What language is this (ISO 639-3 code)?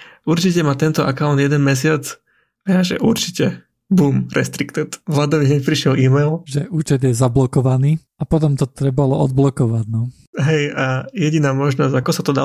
slk